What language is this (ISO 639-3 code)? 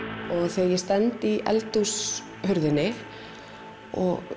isl